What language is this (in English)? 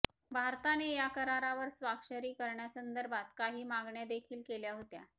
Marathi